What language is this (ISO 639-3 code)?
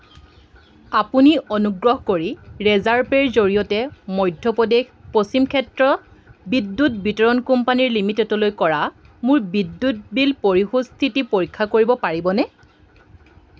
asm